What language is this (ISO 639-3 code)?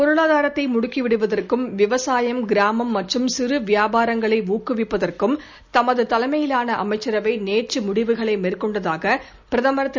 tam